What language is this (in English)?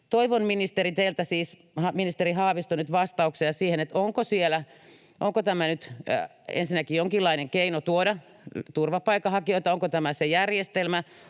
Finnish